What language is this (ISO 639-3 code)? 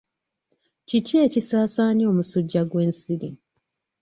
lug